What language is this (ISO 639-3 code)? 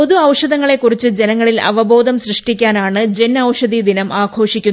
mal